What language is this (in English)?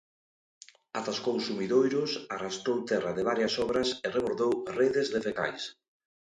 Galician